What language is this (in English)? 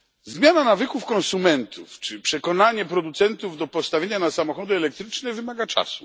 Polish